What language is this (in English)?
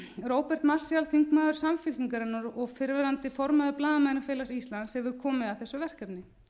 Icelandic